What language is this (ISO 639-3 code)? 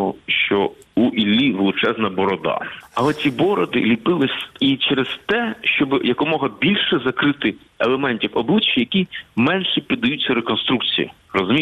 ukr